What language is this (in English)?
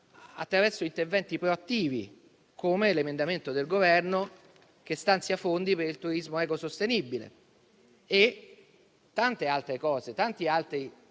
Italian